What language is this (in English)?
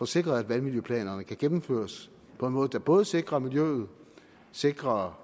Danish